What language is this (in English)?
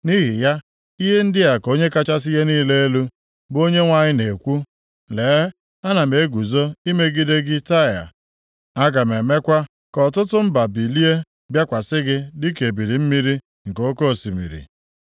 Igbo